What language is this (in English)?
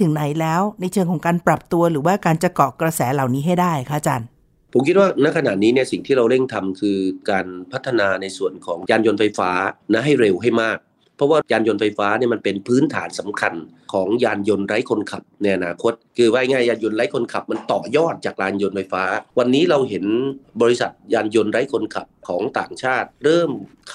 Thai